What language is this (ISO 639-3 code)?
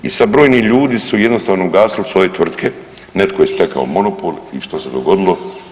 hrv